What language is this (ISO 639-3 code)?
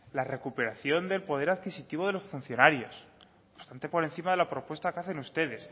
spa